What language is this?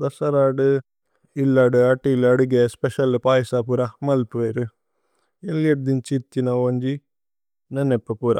Tulu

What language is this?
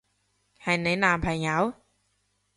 Cantonese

